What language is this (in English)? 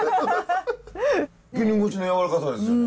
Japanese